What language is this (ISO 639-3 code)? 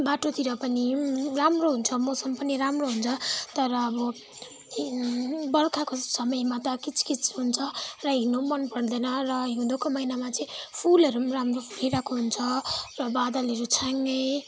nep